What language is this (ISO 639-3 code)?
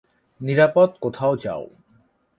ben